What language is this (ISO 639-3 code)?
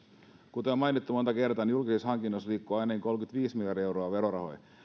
fin